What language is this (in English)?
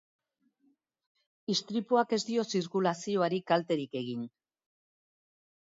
Basque